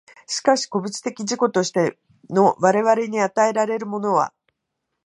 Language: Japanese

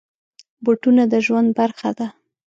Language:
Pashto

